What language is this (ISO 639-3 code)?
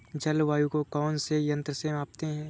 hin